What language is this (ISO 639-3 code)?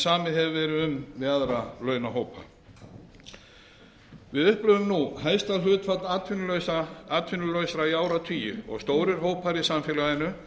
isl